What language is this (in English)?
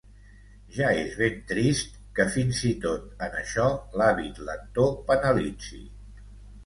Catalan